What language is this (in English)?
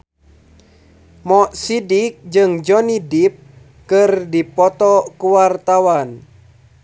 Sundanese